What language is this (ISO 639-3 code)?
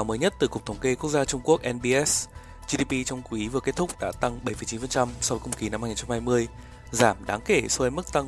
vie